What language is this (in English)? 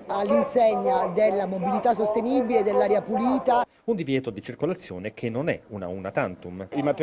Italian